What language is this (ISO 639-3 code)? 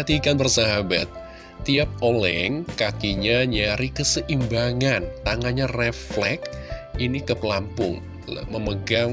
ind